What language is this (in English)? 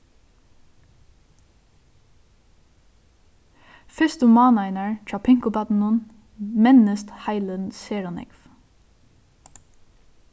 Faroese